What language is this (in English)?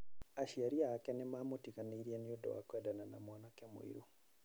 Kikuyu